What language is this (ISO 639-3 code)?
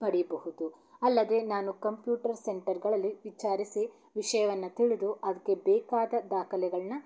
kan